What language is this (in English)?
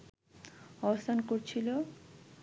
Bangla